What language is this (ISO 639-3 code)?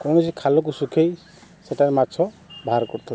ori